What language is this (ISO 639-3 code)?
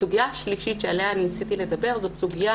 heb